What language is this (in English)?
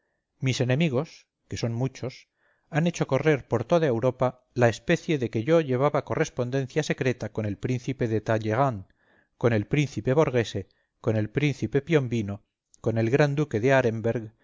Spanish